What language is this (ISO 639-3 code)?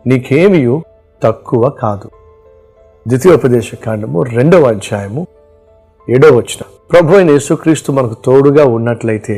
tel